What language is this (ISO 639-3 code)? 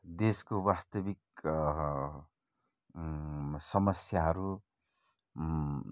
nep